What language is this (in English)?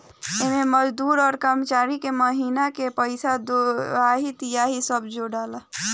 Bhojpuri